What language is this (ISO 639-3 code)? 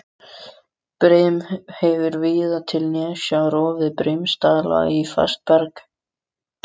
isl